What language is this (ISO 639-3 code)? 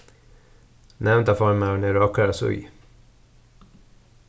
fao